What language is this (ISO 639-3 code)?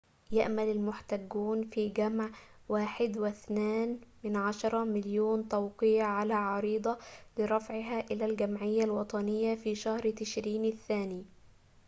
ara